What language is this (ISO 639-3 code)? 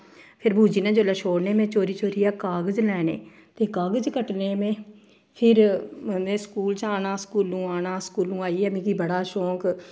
doi